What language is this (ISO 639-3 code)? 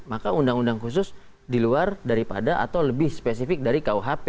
ind